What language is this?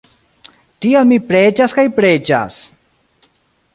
Esperanto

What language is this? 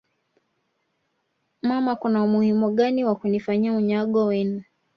Swahili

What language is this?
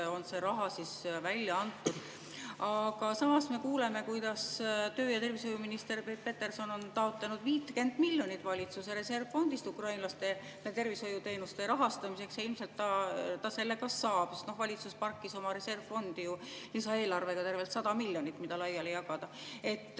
Estonian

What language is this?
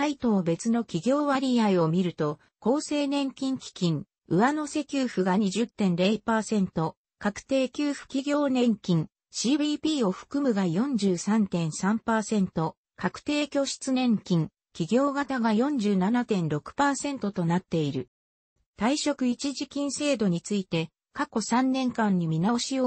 Japanese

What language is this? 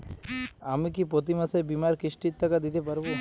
Bangla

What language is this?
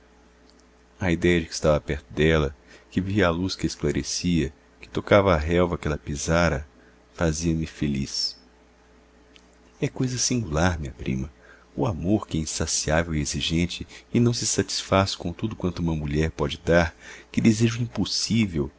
Portuguese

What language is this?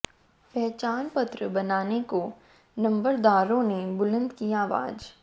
Hindi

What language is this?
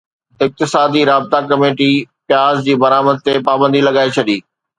Sindhi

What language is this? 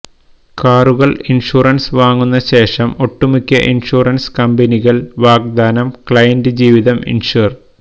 Malayalam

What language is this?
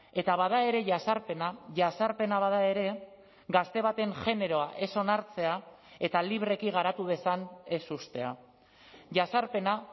Basque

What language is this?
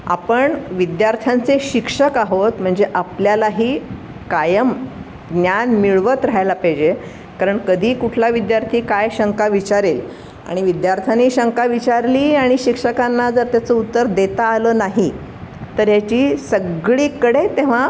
Marathi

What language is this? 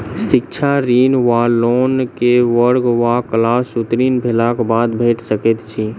Maithili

